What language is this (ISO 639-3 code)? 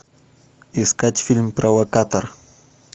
rus